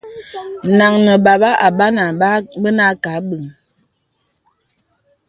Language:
Bebele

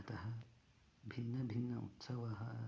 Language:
Sanskrit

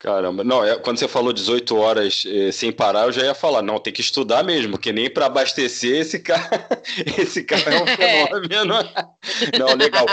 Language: Portuguese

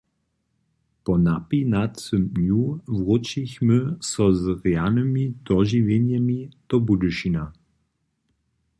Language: Upper Sorbian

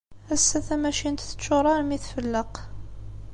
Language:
Kabyle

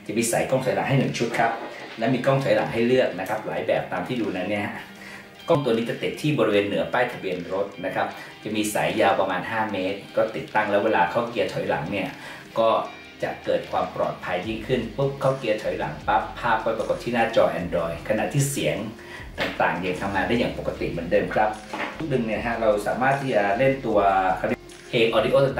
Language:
Thai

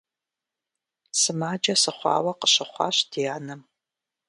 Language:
Kabardian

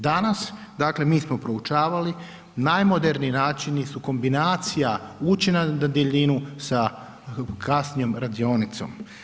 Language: Croatian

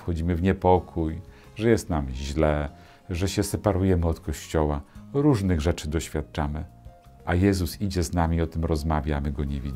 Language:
Polish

